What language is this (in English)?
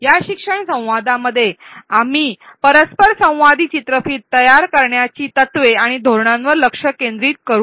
Marathi